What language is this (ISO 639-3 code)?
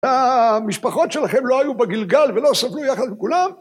heb